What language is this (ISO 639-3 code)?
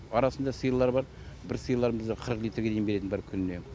kaz